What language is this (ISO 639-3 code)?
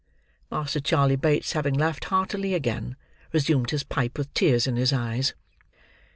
eng